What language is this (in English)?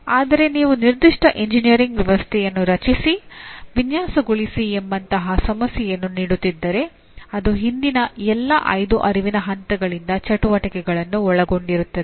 Kannada